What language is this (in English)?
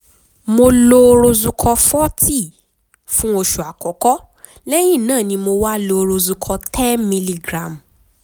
Yoruba